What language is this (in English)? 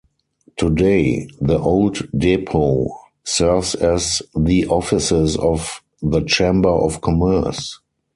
English